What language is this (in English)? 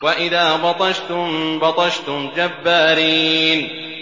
Arabic